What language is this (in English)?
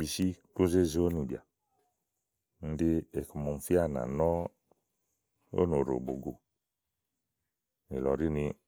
Igo